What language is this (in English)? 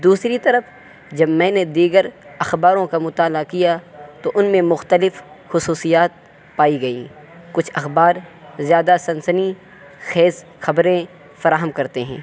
Urdu